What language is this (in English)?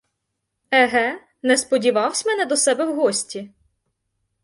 Ukrainian